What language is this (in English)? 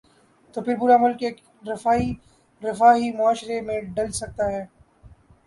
Urdu